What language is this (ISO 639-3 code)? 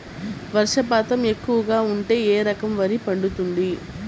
tel